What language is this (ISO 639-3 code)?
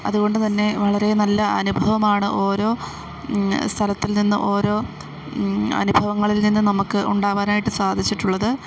mal